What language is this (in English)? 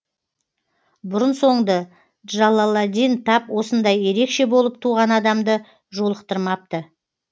Kazakh